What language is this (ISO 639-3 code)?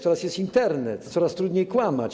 pol